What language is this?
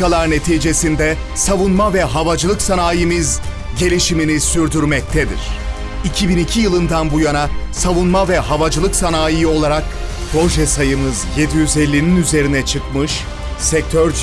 Turkish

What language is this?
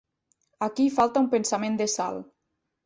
Catalan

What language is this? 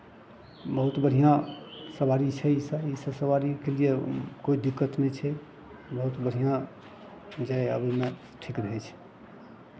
Maithili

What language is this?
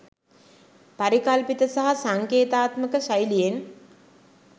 Sinhala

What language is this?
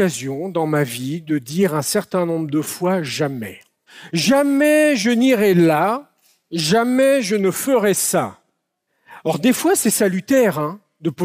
French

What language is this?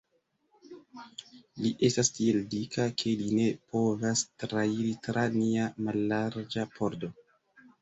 Esperanto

